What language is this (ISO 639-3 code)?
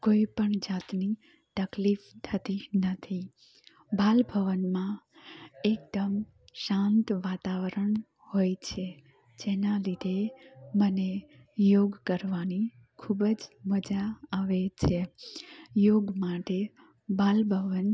guj